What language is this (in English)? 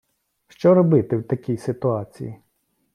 Ukrainian